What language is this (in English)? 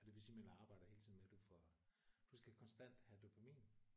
Danish